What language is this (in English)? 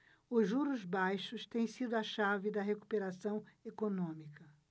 Portuguese